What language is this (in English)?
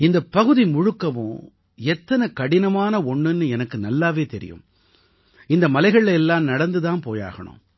Tamil